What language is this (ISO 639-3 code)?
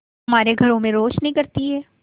hin